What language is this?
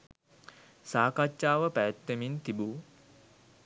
Sinhala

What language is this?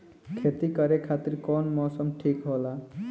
Bhojpuri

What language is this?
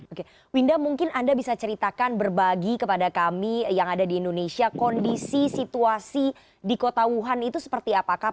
Indonesian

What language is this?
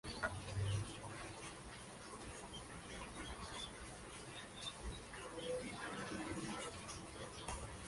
Spanish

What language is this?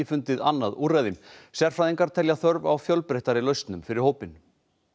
Icelandic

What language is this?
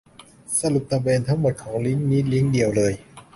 Thai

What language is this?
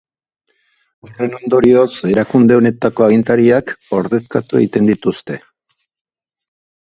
Basque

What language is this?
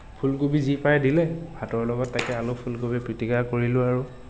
Assamese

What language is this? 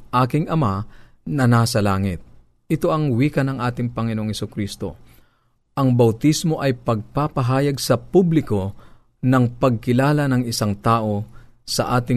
Filipino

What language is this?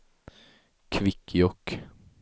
Swedish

